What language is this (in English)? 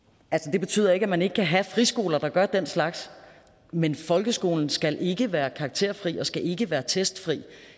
Danish